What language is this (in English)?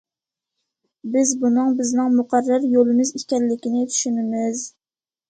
Uyghur